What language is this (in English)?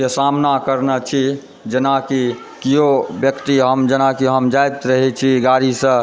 Maithili